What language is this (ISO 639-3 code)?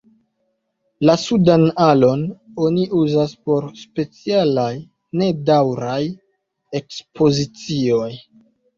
epo